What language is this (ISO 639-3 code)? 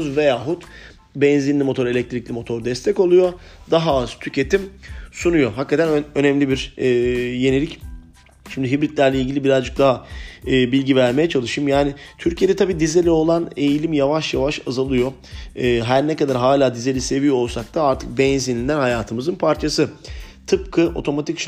tur